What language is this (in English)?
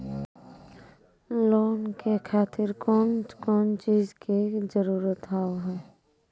Maithili